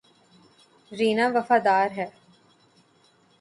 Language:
Urdu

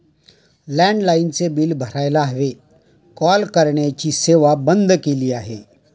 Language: Marathi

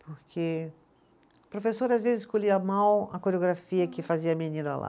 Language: Portuguese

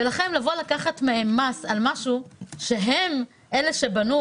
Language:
Hebrew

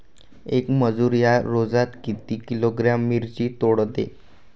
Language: Marathi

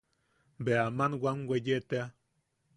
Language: Yaqui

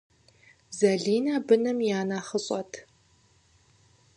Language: Kabardian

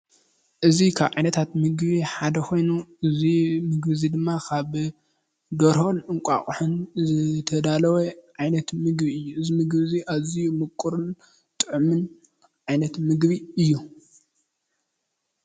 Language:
Tigrinya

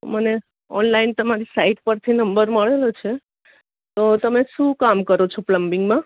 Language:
Gujarati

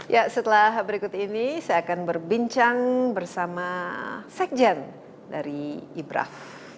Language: Indonesian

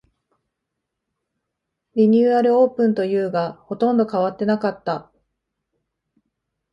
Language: Japanese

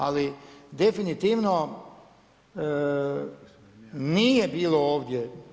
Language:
Croatian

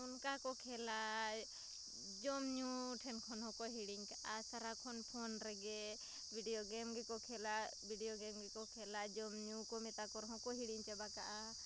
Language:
Santali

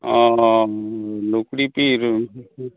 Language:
Santali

